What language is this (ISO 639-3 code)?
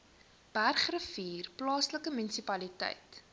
afr